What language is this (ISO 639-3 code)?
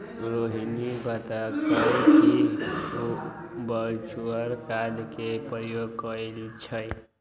mag